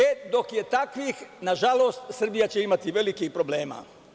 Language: Serbian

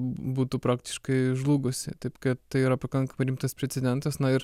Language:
Lithuanian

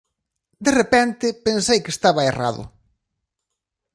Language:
Galician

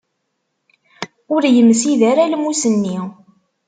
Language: Kabyle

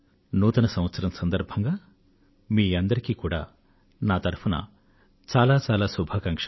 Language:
Telugu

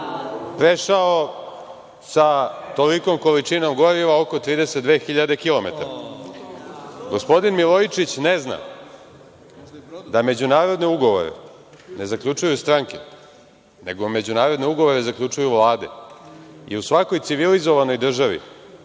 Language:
Serbian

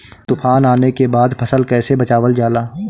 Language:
Bhojpuri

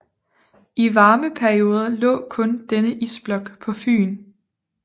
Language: Danish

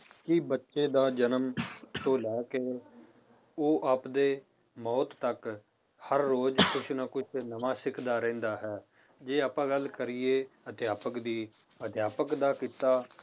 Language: Punjabi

